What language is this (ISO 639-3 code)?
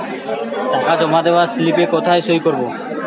ben